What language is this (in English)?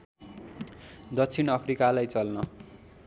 Nepali